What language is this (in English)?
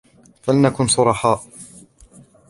Arabic